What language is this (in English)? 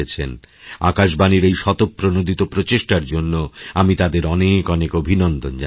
Bangla